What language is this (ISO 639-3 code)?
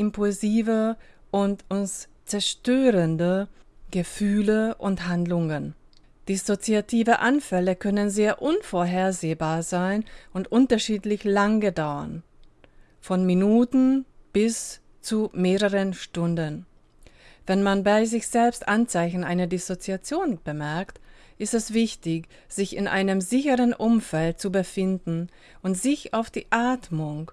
deu